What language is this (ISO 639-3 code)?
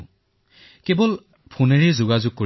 asm